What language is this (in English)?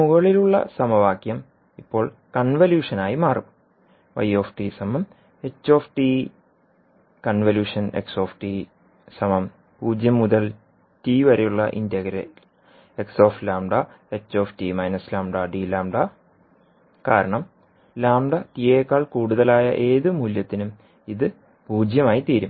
Malayalam